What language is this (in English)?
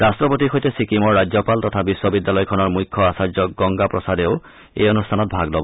Assamese